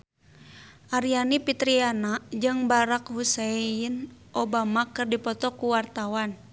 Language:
Sundanese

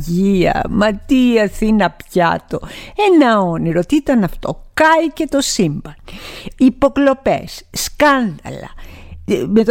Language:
Greek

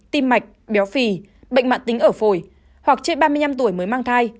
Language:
Vietnamese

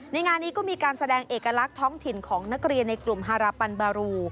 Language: Thai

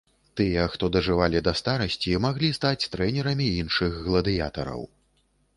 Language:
Belarusian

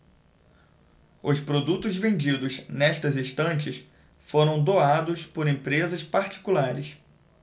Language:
Portuguese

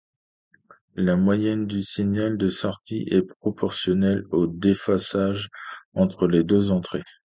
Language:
French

